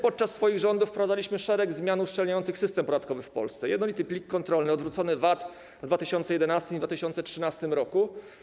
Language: Polish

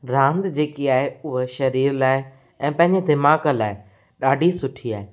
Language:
Sindhi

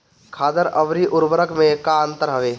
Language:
Bhojpuri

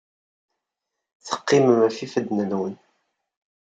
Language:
Kabyle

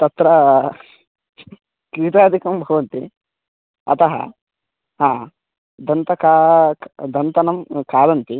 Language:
Sanskrit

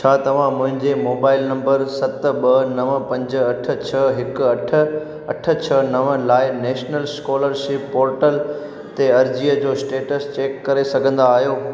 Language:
Sindhi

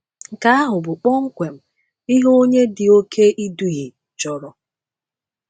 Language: Igbo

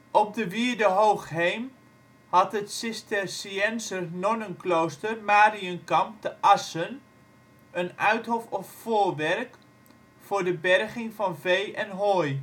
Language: Dutch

